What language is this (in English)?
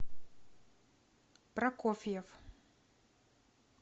Russian